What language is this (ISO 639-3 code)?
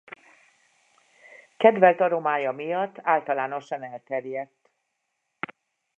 hun